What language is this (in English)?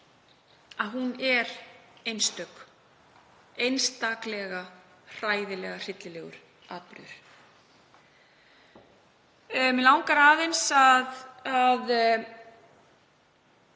Icelandic